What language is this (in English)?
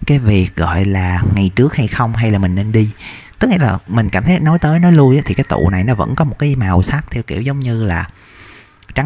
Vietnamese